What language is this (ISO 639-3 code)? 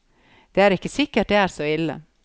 nor